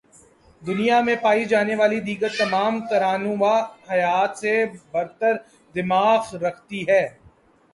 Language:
Urdu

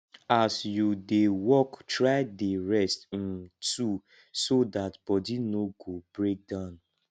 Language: Nigerian Pidgin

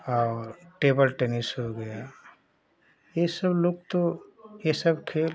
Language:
Hindi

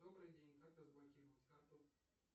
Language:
Russian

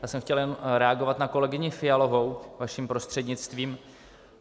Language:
Czech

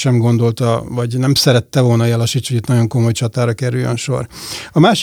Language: Hungarian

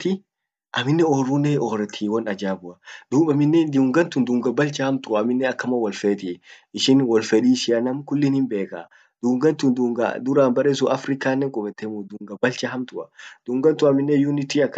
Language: Orma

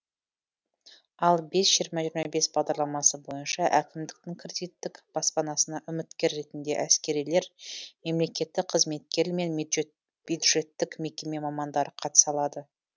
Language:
Kazakh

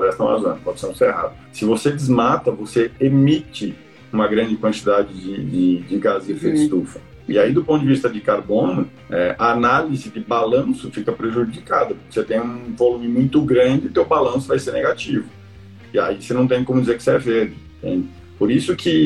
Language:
Portuguese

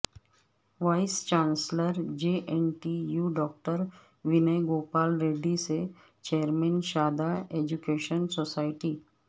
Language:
Urdu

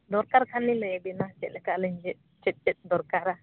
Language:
Santali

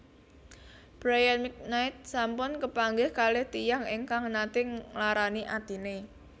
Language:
Javanese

